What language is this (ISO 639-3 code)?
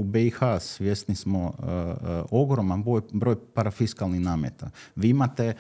hrv